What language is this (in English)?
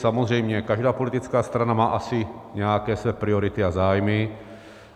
Czech